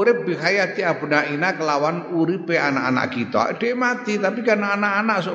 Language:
Indonesian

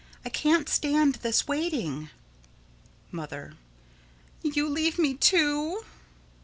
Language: English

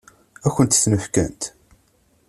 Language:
Kabyle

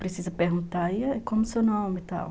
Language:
Portuguese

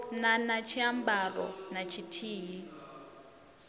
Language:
Venda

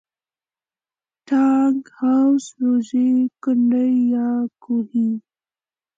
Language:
Pashto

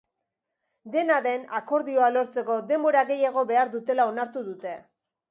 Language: Basque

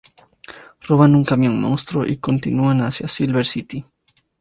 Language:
Spanish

